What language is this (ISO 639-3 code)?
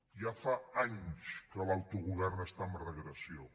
cat